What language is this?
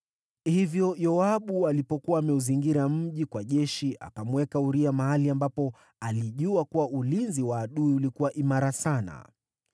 Swahili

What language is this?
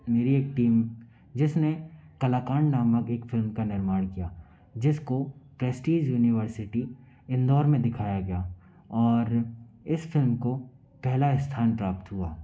Hindi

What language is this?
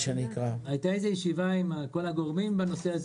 Hebrew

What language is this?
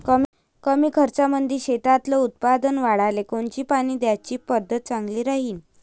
Marathi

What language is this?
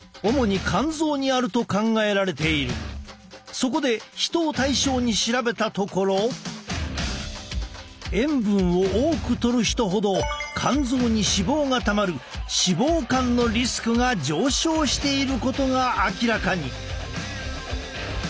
Japanese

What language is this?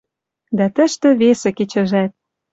Western Mari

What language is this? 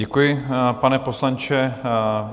Czech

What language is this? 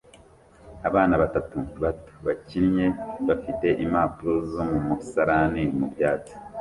Kinyarwanda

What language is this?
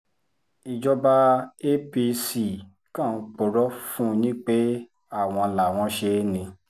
Yoruba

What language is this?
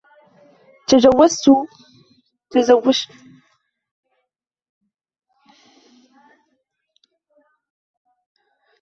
Arabic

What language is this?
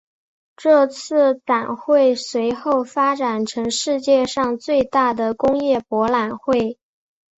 Chinese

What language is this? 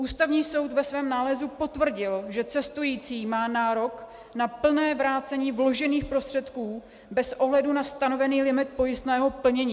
Czech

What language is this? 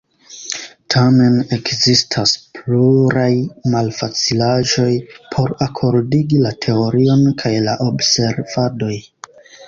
Esperanto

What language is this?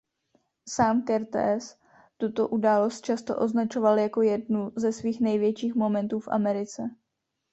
Czech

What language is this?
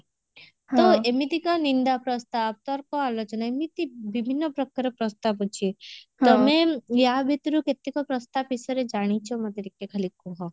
Odia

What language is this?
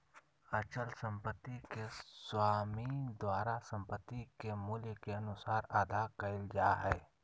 Magahi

